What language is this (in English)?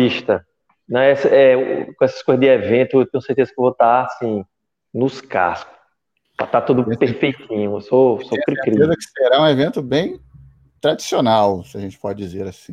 Portuguese